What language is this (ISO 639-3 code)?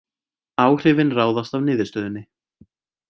isl